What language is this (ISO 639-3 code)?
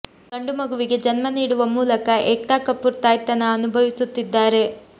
kan